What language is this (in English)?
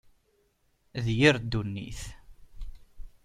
Kabyle